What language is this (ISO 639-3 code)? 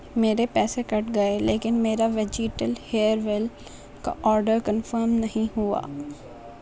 urd